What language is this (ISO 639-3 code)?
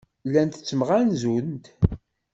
kab